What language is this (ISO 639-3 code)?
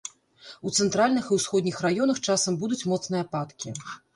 bel